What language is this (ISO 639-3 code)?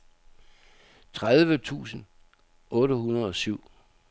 dan